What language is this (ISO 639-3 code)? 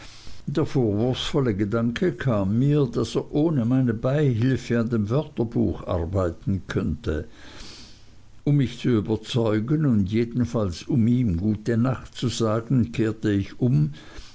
deu